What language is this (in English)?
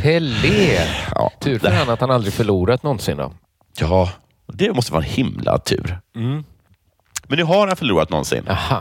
Swedish